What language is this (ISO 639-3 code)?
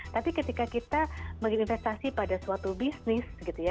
ind